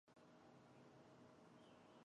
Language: Chinese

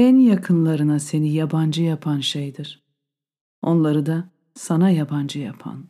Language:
Turkish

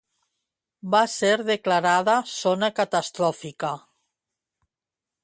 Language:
Catalan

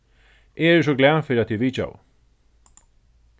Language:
Faroese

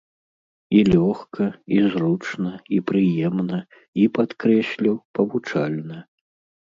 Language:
Belarusian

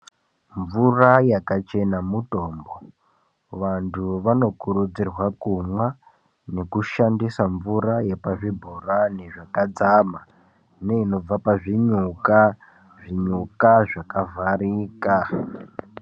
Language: Ndau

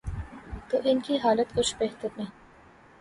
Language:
Urdu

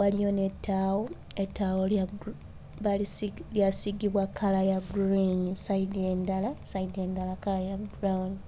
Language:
Ganda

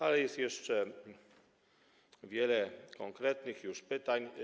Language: Polish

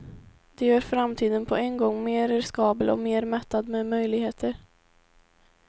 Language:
Swedish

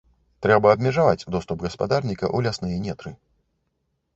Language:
Belarusian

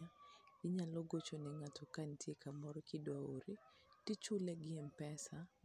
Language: Luo (Kenya and Tanzania)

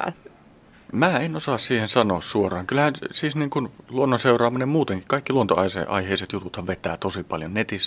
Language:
Finnish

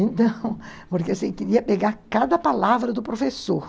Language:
Portuguese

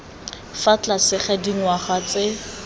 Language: Tswana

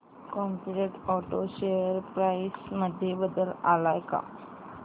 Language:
Marathi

